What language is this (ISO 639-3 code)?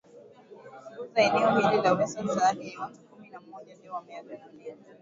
swa